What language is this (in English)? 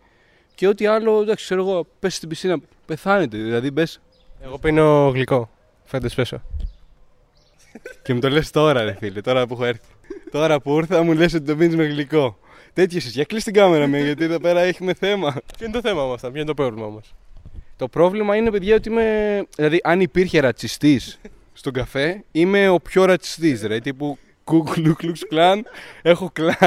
Greek